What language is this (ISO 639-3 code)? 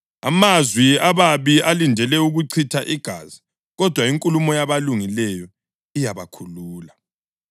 nde